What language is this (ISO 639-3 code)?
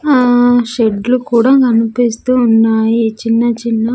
tel